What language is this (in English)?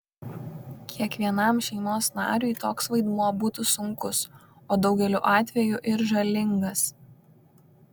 Lithuanian